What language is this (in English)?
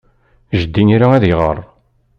Kabyle